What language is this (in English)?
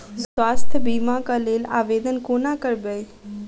Maithili